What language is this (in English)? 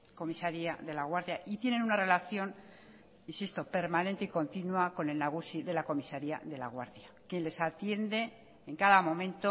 Spanish